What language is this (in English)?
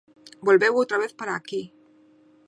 Galician